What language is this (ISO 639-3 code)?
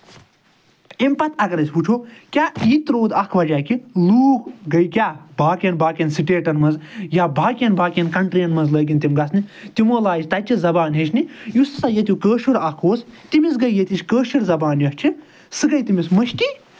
kas